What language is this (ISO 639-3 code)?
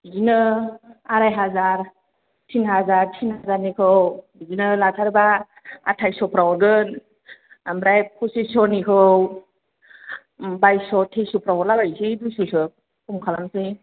brx